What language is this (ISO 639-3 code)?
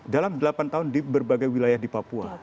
ind